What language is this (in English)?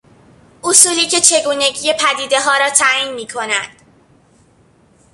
Persian